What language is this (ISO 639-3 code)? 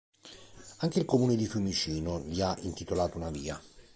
ita